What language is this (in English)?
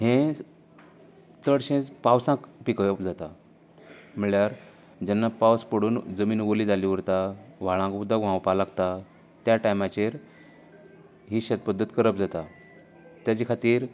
Konkani